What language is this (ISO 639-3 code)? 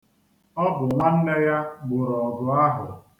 ibo